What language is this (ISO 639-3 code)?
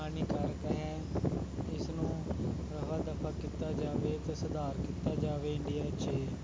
pan